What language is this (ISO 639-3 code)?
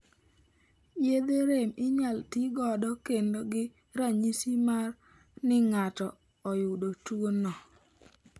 luo